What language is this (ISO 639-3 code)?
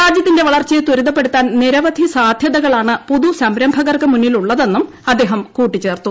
mal